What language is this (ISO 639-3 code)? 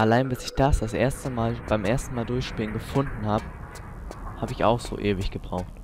deu